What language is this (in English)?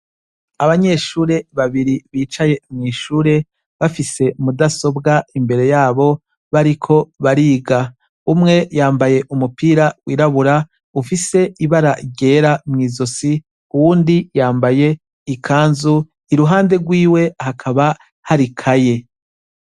Rundi